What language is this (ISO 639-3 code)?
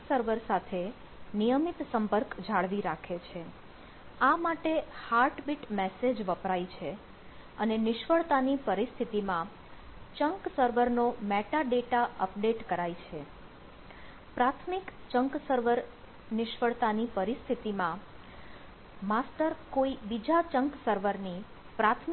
guj